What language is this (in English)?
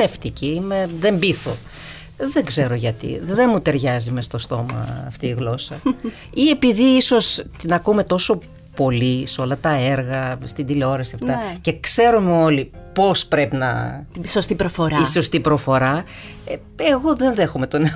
Greek